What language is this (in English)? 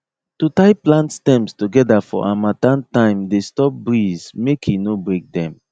Nigerian Pidgin